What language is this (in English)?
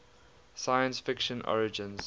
English